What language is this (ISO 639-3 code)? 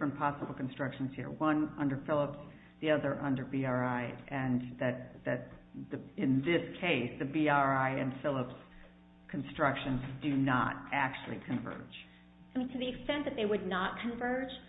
eng